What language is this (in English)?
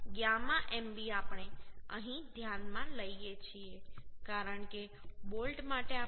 Gujarati